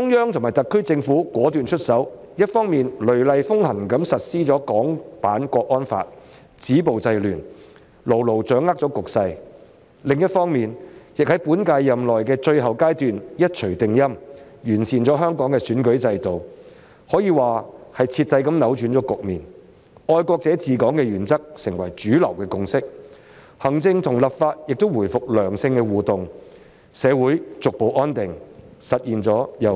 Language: Cantonese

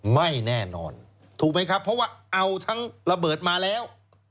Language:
Thai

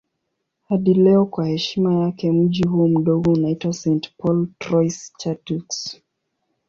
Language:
Swahili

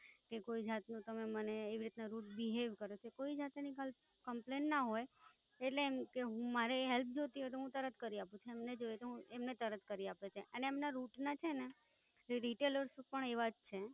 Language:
Gujarati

